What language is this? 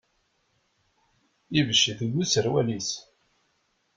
Kabyle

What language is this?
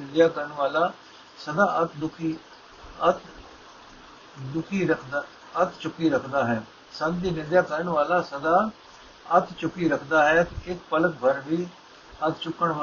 Punjabi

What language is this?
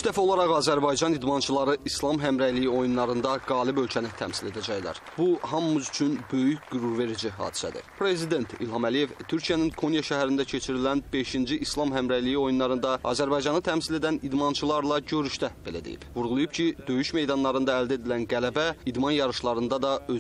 Turkish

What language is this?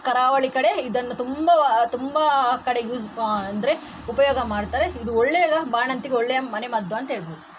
Kannada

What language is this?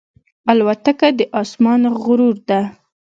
Pashto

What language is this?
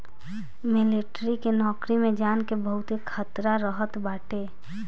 Bhojpuri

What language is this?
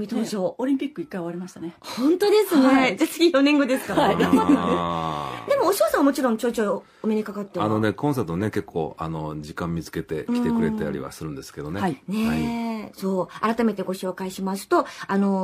Japanese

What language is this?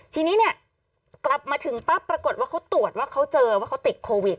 Thai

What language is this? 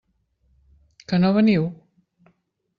Catalan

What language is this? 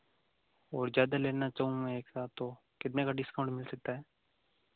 Hindi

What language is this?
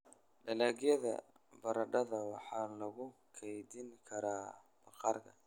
Somali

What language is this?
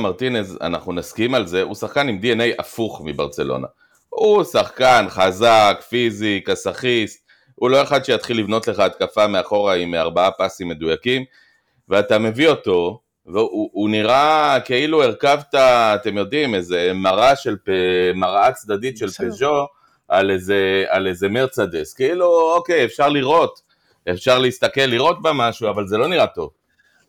Hebrew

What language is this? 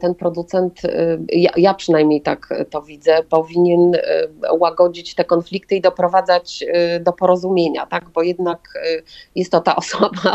Polish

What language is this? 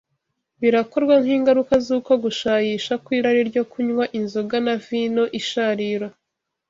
Kinyarwanda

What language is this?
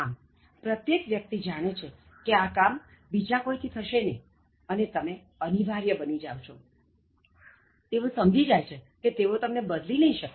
Gujarati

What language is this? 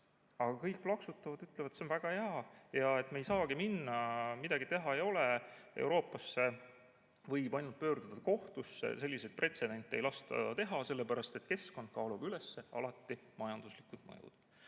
Estonian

